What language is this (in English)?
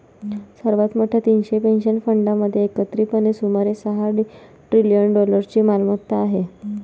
Marathi